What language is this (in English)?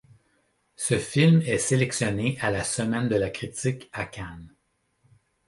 French